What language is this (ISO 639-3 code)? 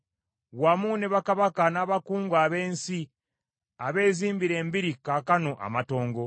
lug